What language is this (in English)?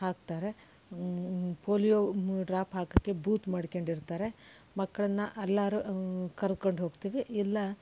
Kannada